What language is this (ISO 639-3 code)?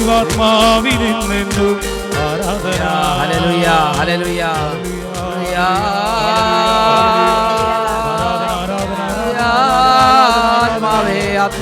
mal